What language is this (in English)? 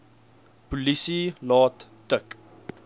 Afrikaans